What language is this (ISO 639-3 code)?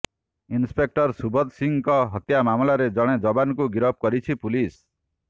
ori